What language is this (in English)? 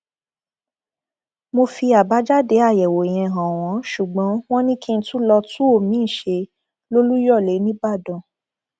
Yoruba